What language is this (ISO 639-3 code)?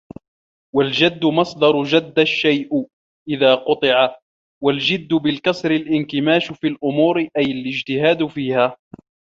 ara